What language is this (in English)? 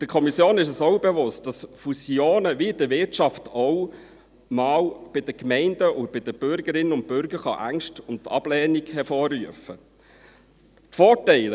Swiss German